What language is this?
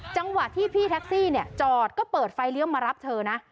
Thai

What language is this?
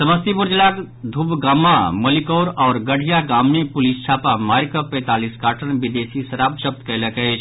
Maithili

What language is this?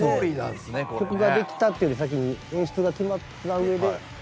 Japanese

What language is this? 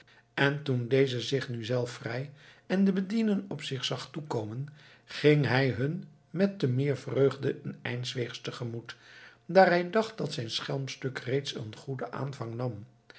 Dutch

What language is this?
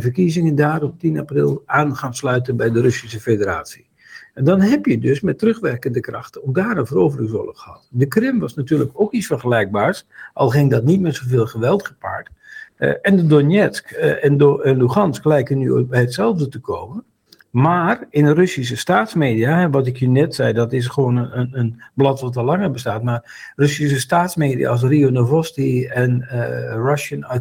Dutch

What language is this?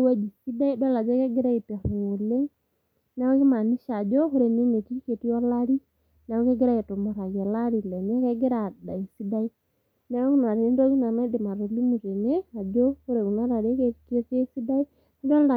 Masai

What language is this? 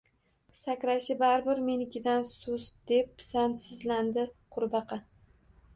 Uzbek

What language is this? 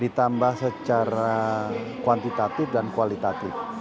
Indonesian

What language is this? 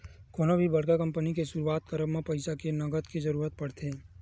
Chhattisgarhi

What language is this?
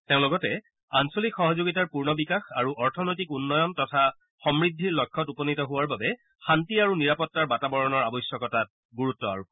Assamese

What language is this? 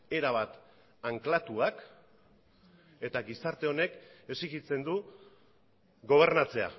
Basque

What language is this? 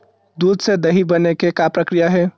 Chhattisgarhi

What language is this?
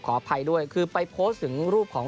Thai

